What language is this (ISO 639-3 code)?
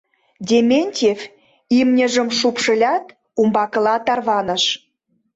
chm